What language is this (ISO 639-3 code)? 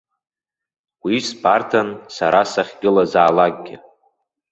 abk